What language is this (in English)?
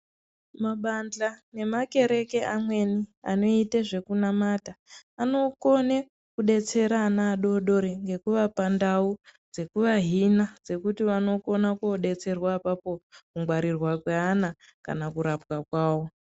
Ndau